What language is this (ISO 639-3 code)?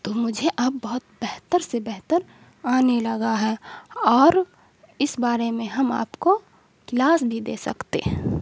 urd